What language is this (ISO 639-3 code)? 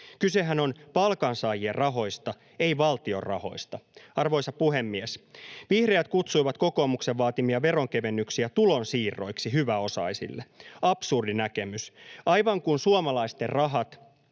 fin